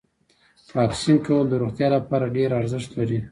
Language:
Pashto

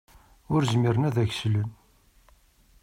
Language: Kabyle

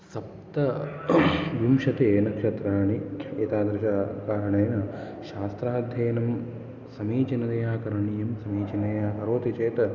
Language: Sanskrit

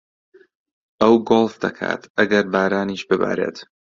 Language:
Central Kurdish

